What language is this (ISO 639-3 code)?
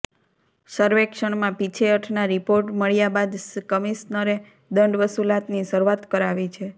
guj